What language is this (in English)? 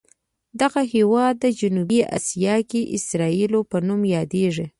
Pashto